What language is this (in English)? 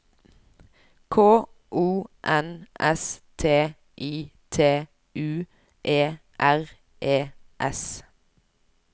Norwegian